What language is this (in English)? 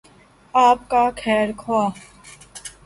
Urdu